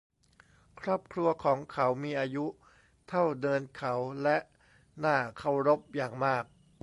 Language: Thai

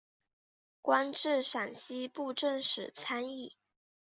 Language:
Chinese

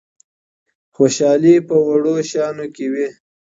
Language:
Pashto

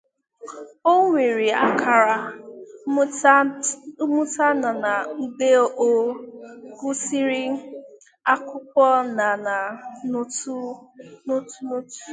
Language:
Igbo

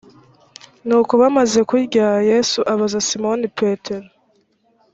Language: Kinyarwanda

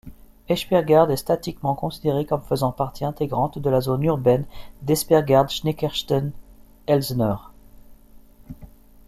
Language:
French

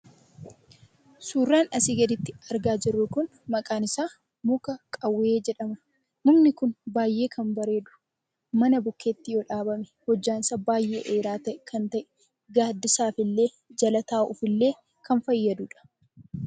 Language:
Oromo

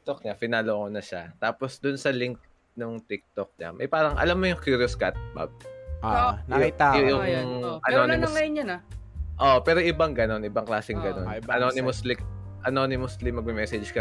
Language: Filipino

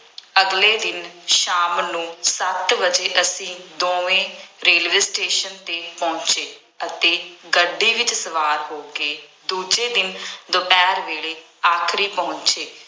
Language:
Punjabi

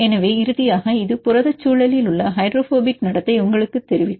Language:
Tamil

